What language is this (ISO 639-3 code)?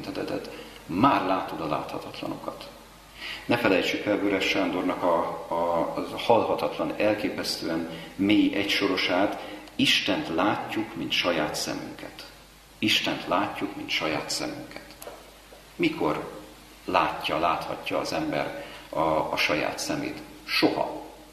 hun